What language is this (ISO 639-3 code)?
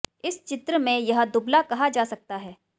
hin